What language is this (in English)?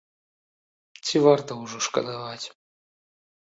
Belarusian